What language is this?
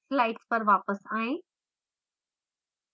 Hindi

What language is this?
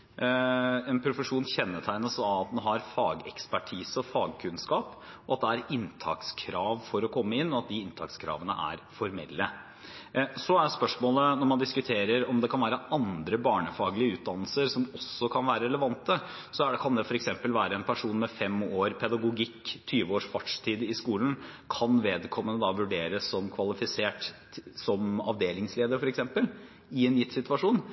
Norwegian Bokmål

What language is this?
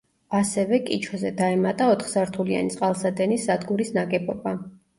Georgian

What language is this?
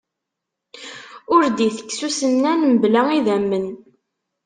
Kabyle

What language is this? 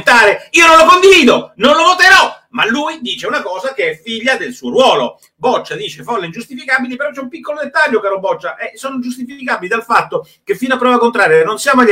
Italian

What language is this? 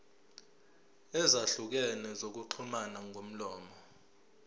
Zulu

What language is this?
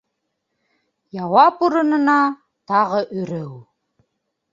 Bashkir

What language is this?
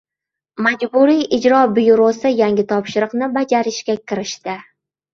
Uzbek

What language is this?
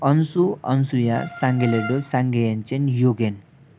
Nepali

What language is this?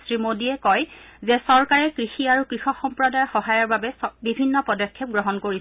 Assamese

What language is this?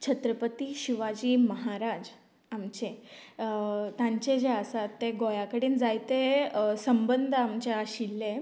Konkani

